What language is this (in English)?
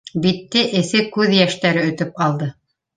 Bashkir